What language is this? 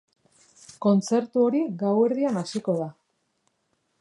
Basque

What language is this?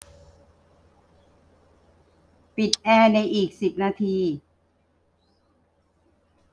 Thai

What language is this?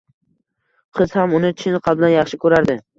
Uzbek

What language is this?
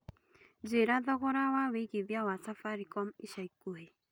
Kikuyu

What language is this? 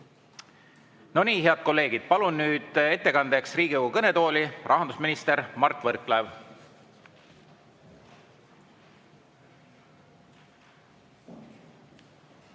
Estonian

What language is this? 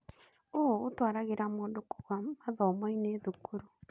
Kikuyu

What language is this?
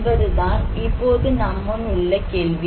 Tamil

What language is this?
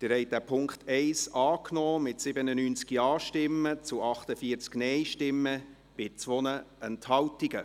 Swiss German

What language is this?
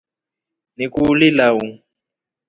Rombo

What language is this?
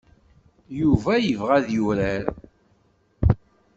Kabyle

